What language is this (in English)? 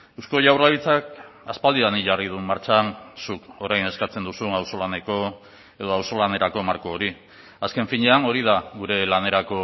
Basque